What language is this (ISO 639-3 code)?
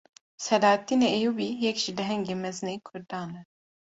kur